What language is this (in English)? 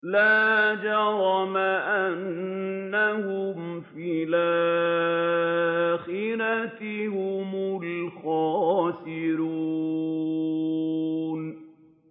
Arabic